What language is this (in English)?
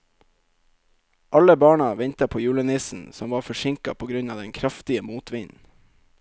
Norwegian